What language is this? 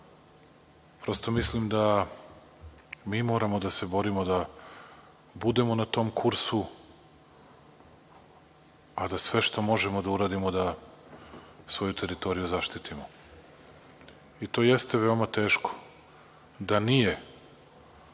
Serbian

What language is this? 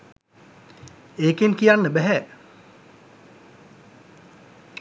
Sinhala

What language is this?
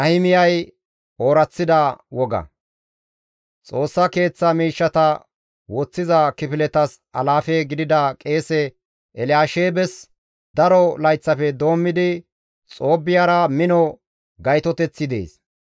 Gamo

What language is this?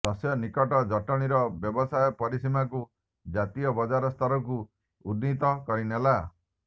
Odia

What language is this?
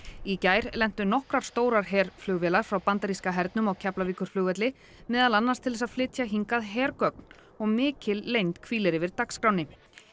Icelandic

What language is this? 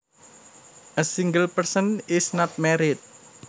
Javanese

